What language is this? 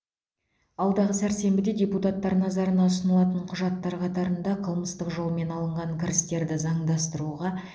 Kazakh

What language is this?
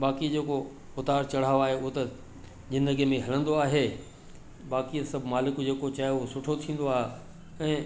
Sindhi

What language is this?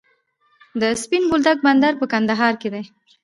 Pashto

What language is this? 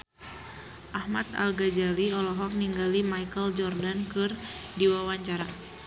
Sundanese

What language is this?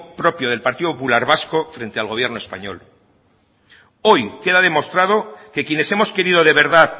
Spanish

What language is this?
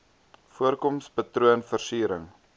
Afrikaans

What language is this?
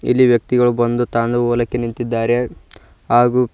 Kannada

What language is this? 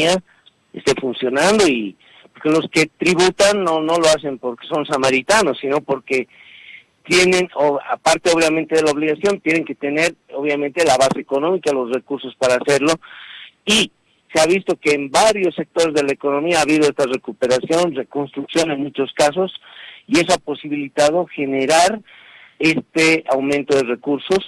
Spanish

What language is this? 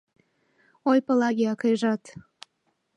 Mari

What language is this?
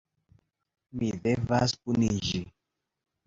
Esperanto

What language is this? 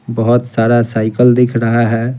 Hindi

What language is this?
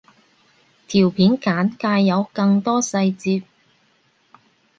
Cantonese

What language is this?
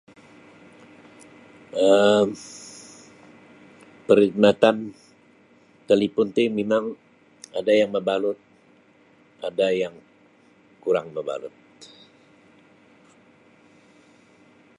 Sabah Bisaya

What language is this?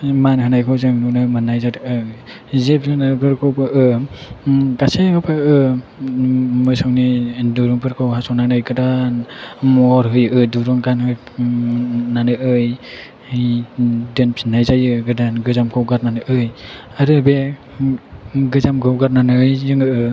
Bodo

